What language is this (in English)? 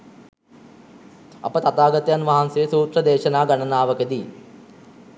Sinhala